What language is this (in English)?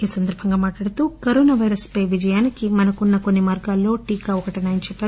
Telugu